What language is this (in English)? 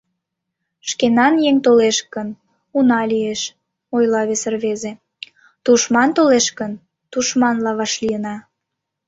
Mari